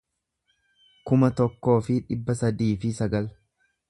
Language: Oromo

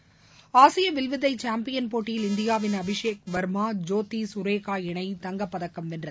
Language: Tamil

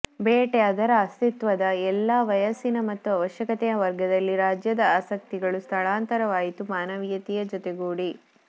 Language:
Kannada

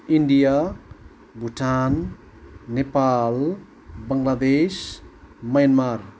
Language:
Nepali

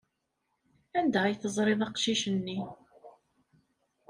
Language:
Kabyle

